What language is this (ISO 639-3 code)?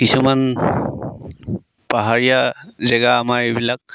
asm